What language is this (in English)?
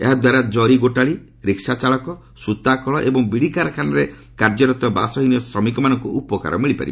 Odia